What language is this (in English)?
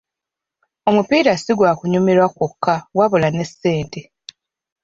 Ganda